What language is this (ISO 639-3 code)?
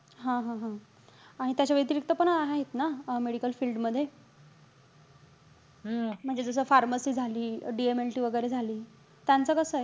mar